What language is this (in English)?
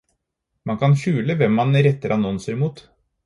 Norwegian Bokmål